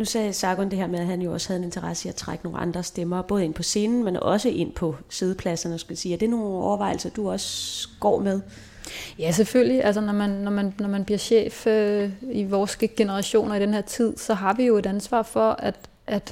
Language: Danish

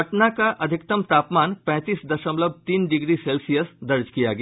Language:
Hindi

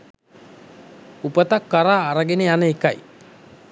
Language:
Sinhala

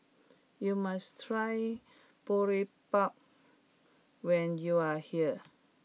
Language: English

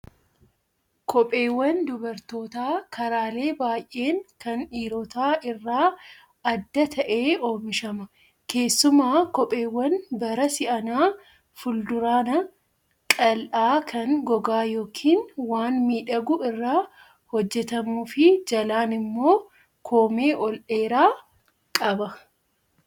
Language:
Oromo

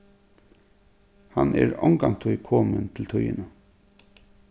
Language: Faroese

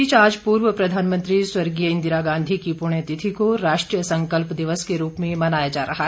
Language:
Hindi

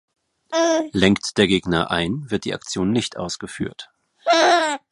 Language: German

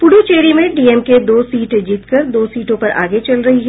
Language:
Hindi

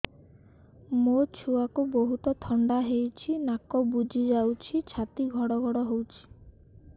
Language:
Odia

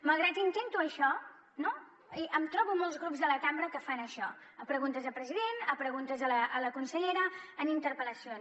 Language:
Catalan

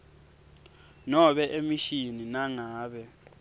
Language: Swati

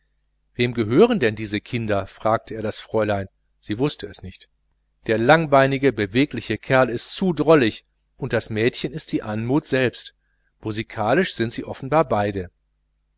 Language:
German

